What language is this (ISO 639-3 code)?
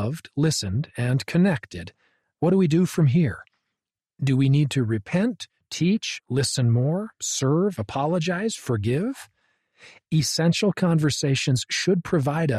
eng